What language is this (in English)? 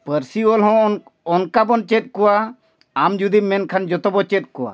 Santali